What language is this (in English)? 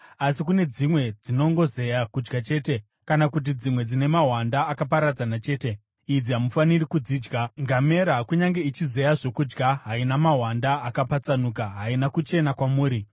Shona